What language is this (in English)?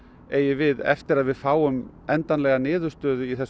Icelandic